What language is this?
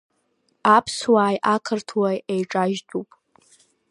Abkhazian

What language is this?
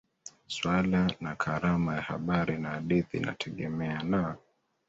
Swahili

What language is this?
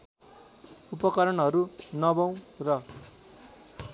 Nepali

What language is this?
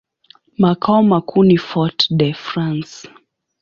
Swahili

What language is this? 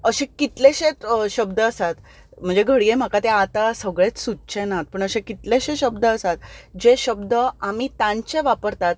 Konkani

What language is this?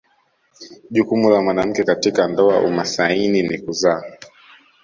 Swahili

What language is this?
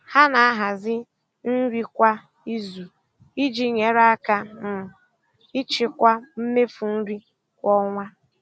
Igbo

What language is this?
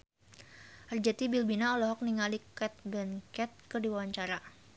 Sundanese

